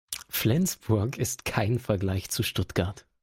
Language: German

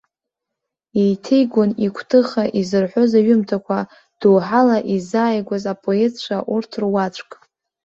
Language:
Abkhazian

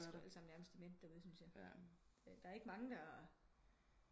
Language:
Danish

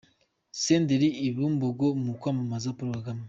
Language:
Kinyarwanda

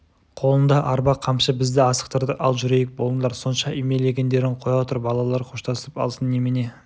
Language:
Kazakh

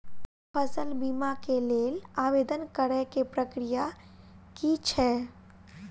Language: Maithili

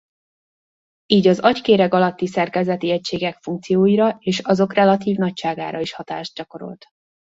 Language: Hungarian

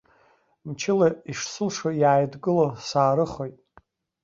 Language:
Abkhazian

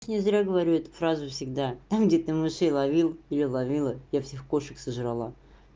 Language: Russian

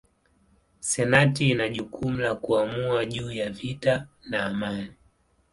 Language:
Swahili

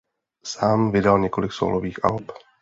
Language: Czech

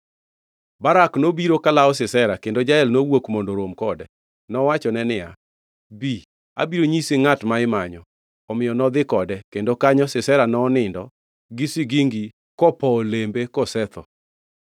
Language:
Luo (Kenya and Tanzania)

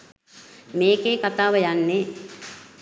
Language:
Sinhala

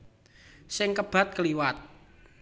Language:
Javanese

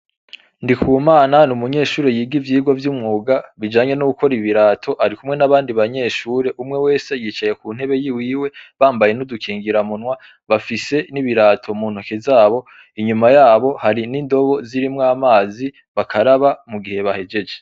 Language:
Rundi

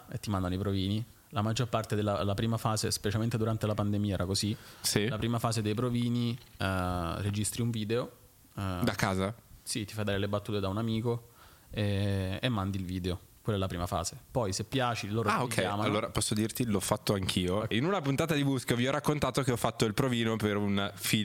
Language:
Italian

